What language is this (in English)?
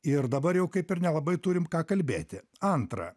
Lithuanian